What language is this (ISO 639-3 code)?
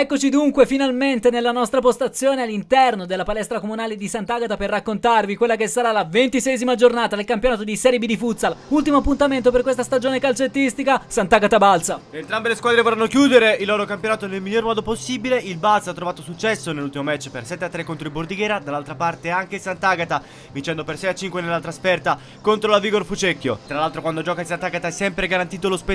ita